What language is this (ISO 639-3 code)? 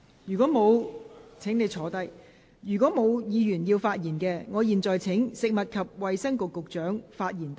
yue